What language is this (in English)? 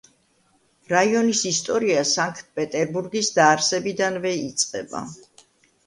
Georgian